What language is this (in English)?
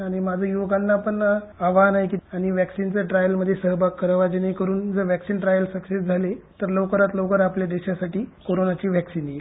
Marathi